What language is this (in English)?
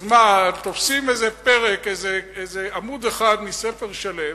Hebrew